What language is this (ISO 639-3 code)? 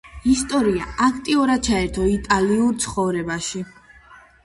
kat